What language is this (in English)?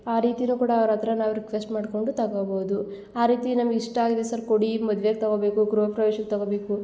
Kannada